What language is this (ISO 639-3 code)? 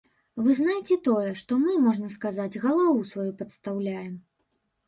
bel